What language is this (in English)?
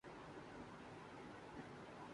Urdu